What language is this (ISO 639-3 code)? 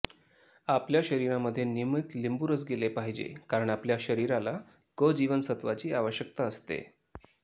mar